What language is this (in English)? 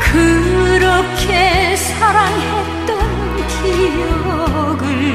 Korean